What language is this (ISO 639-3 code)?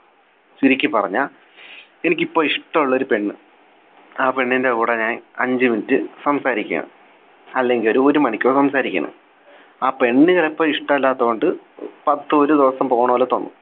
mal